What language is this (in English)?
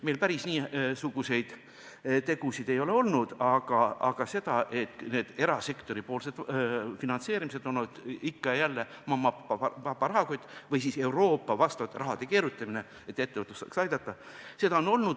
Estonian